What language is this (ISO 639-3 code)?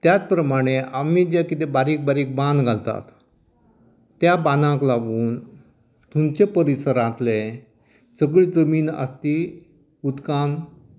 kok